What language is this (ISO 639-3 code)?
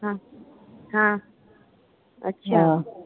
pan